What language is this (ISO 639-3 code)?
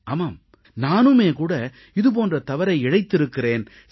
tam